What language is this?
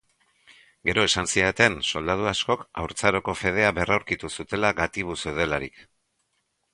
Basque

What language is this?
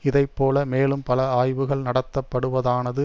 Tamil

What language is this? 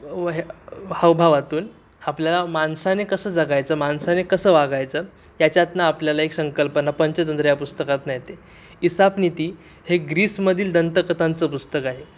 Marathi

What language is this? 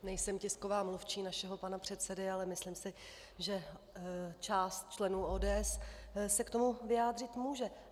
Czech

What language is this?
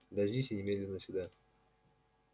Russian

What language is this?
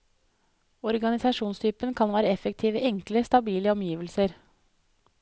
Norwegian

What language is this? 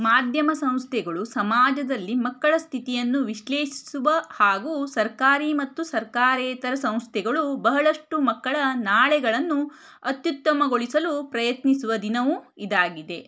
Kannada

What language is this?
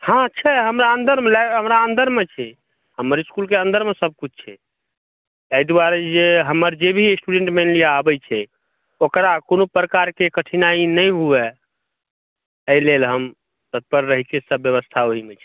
Maithili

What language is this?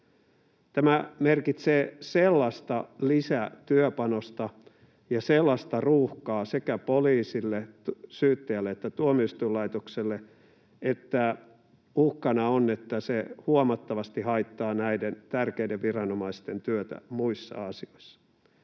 Finnish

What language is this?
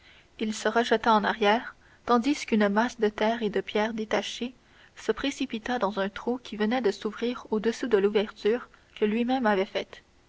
French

